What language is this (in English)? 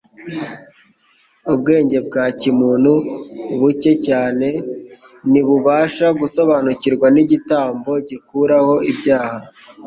Kinyarwanda